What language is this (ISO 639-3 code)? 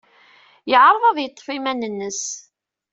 kab